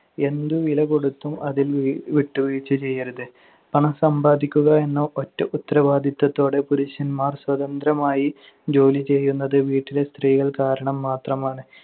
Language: Malayalam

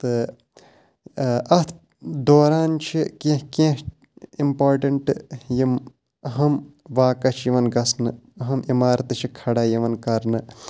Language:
Kashmiri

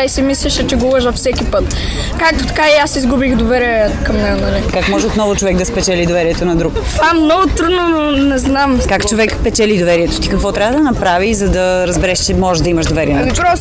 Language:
Bulgarian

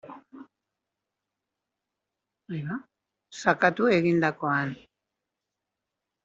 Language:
Basque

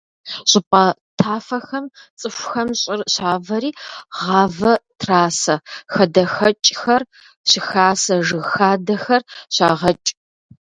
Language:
Kabardian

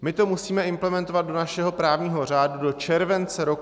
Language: Czech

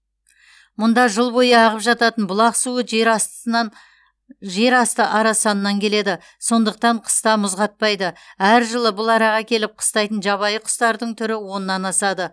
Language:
Kazakh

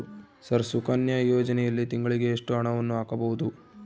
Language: Kannada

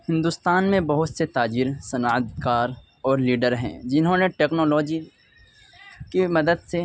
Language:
Urdu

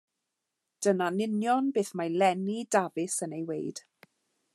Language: Welsh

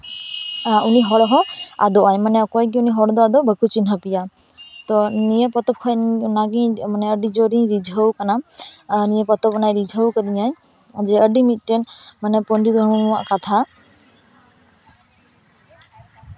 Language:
Santali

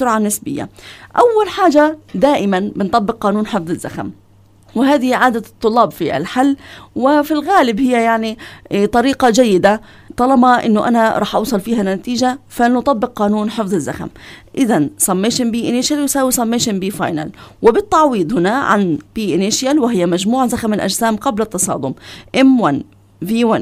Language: Arabic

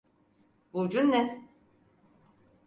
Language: Turkish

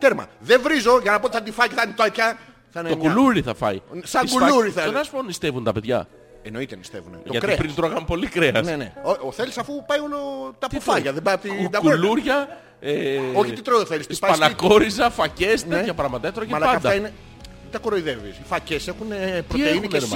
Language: Greek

